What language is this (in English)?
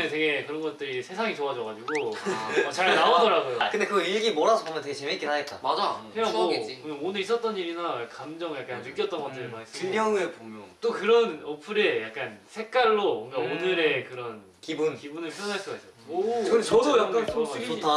Korean